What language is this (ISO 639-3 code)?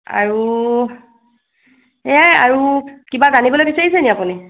asm